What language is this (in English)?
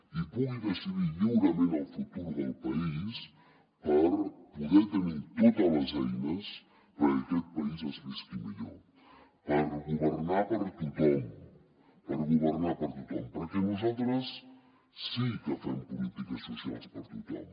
Catalan